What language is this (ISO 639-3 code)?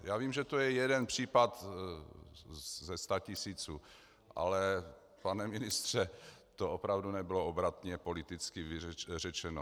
ces